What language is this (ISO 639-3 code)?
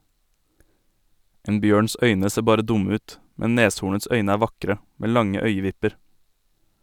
nor